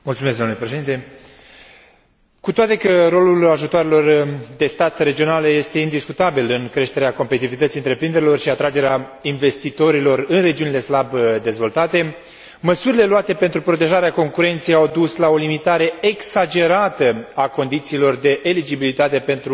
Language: Romanian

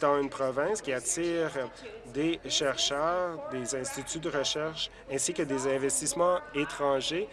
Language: French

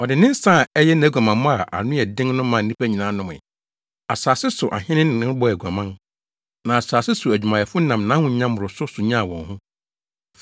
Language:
Akan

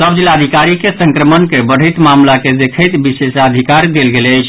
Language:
Maithili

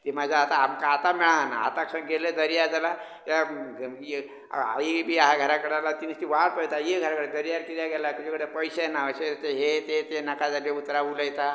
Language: Konkani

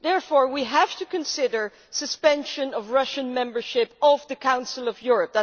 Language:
English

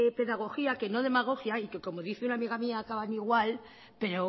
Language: Spanish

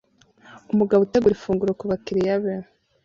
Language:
Kinyarwanda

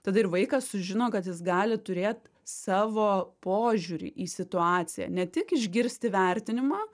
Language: Lithuanian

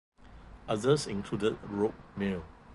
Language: English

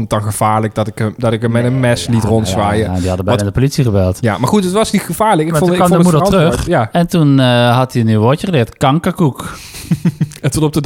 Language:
Dutch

